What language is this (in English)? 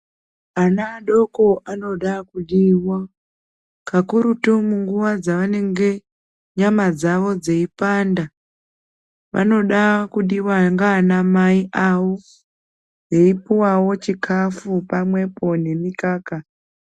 Ndau